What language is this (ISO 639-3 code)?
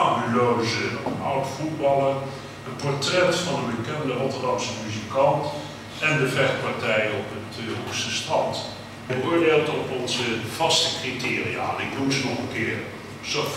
nld